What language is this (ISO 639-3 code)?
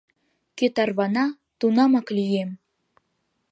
chm